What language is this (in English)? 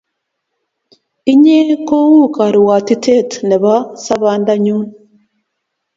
Kalenjin